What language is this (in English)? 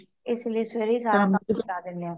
Punjabi